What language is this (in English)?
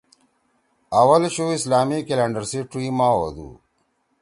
Torwali